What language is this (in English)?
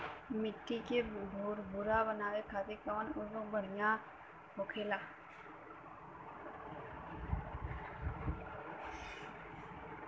Bhojpuri